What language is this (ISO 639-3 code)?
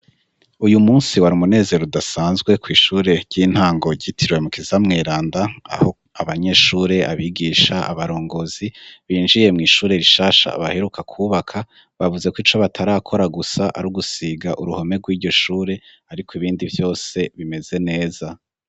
run